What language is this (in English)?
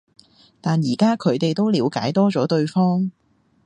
Cantonese